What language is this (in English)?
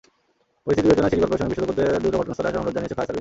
Bangla